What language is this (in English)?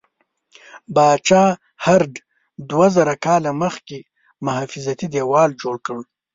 Pashto